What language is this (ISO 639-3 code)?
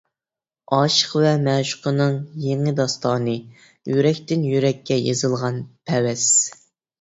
uig